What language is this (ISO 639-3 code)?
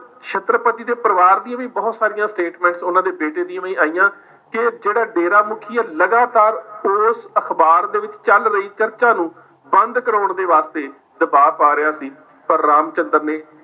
pan